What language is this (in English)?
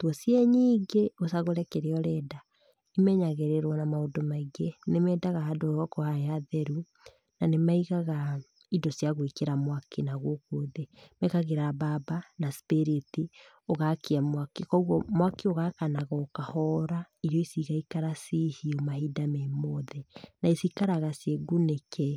Kikuyu